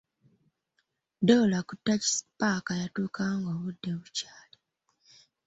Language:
Ganda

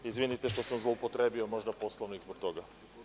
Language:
Serbian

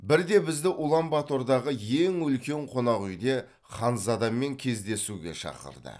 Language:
Kazakh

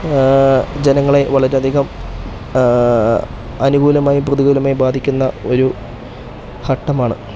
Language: Malayalam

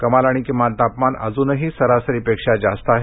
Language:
Marathi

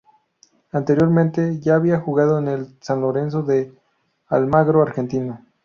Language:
Spanish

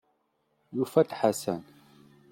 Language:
Kabyle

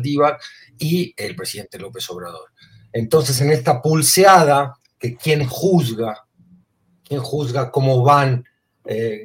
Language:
Spanish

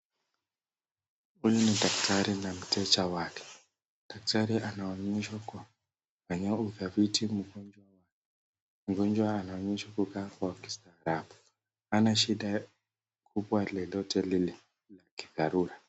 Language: Swahili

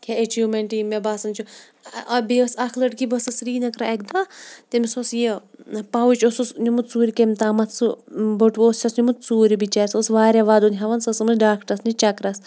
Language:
Kashmiri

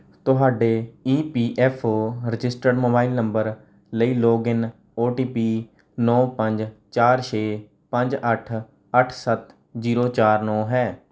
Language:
Punjabi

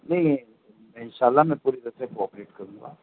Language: Urdu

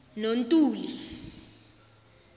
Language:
South Ndebele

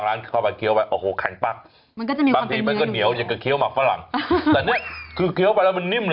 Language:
Thai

